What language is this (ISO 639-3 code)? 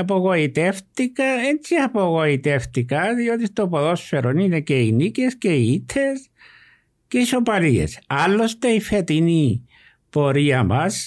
ell